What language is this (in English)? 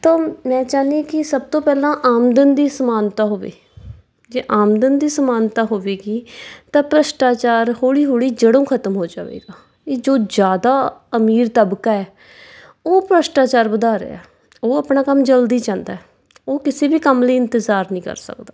Punjabi